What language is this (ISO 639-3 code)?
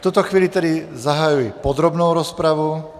ces